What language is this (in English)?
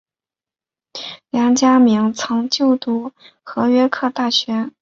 Chinese